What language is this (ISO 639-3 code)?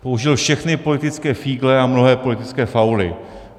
ces